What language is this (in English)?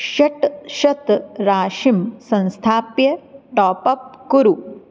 Sanskrit